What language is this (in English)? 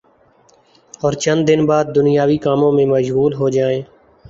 Urdu